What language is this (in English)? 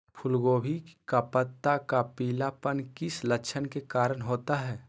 Magahi